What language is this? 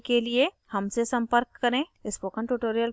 Hindi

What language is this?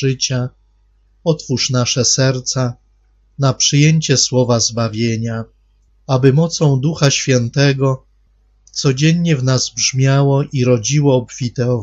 Polish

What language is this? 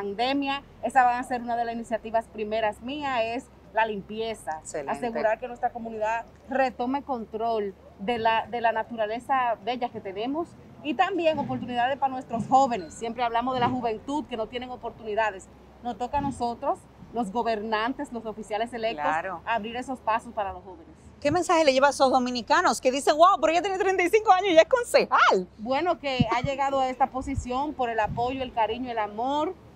Spanish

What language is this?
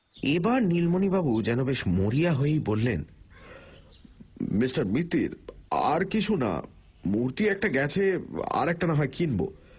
Bangla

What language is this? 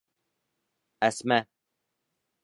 Bashkir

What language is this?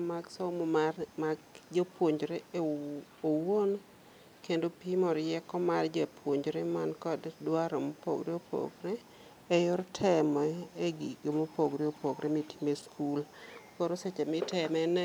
Luo (Kenya and Tanzania)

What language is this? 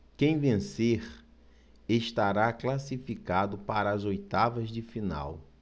Portuguese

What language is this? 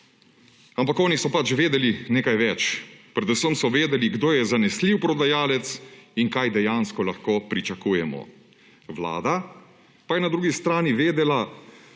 Slovenian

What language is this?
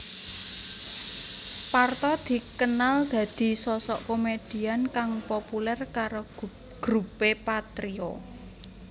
Javanese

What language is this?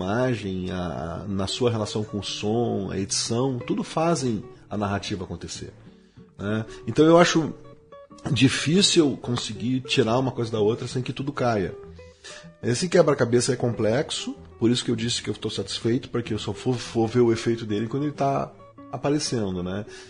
Portuguese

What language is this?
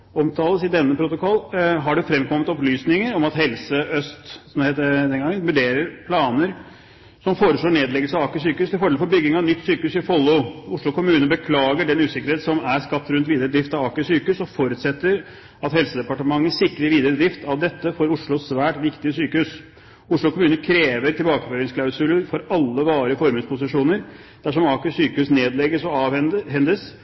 Norwegian Bokmål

